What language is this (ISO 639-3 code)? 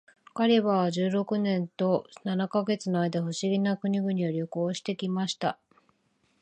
jpn